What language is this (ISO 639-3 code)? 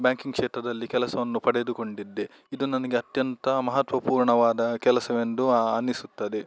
kan